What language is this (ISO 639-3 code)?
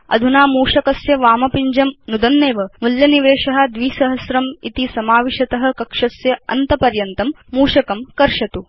san